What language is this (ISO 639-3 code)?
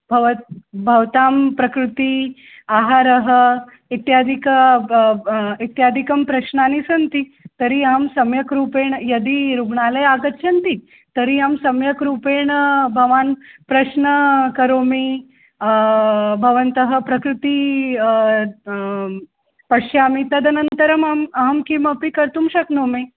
san